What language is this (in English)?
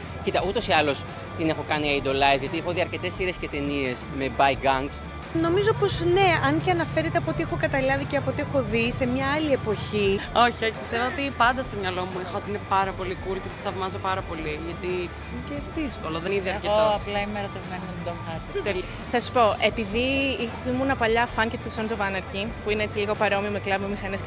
Greek